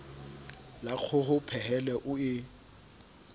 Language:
Southern Sotho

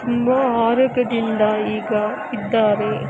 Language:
Kannada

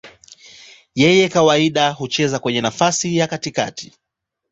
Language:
Swahili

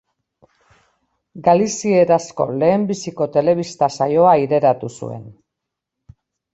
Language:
Basque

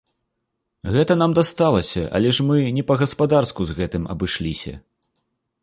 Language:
Belarusian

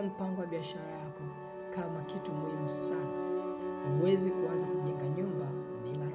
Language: Swahili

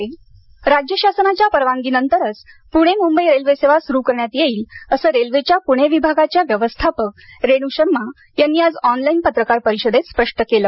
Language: Marathi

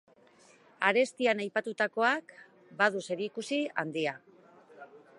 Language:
Basque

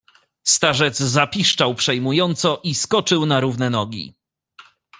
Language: Polish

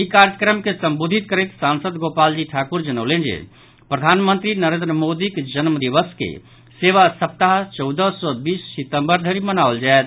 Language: Maithili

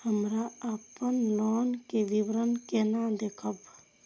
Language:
Maithili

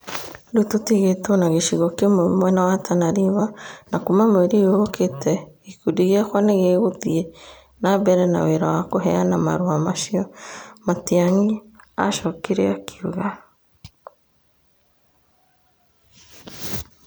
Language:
Kikuyu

